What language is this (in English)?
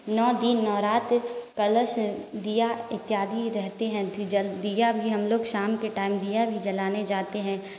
Hindi